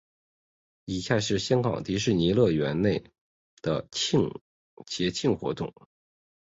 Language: Chinese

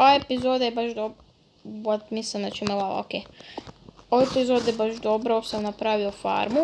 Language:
Croatian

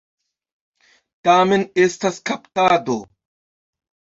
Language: Esperanto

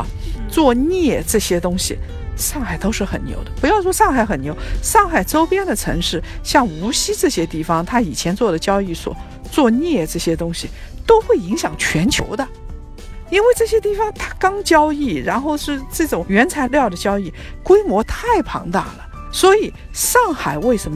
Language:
Chinese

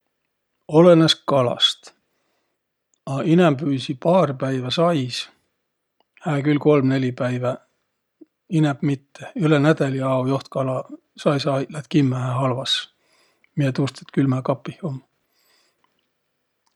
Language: Võro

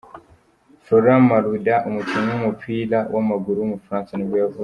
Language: Kinyarwanda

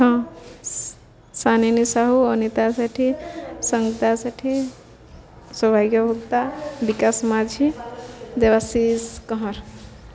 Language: Odia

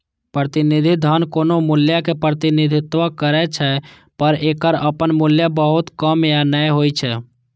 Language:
Maithili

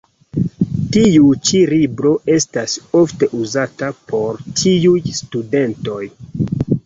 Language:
Esperanto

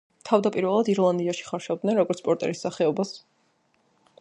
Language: Georgian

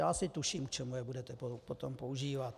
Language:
Czech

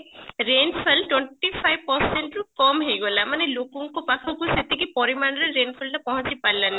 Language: Odia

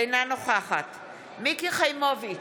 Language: Hebrew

